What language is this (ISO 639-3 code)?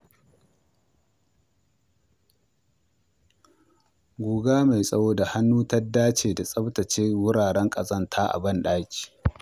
hau